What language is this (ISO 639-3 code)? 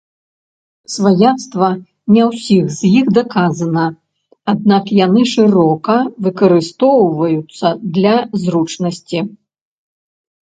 bel